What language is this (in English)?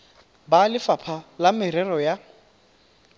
Tswana